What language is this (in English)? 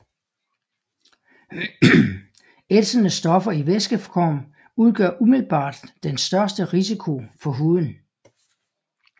Danish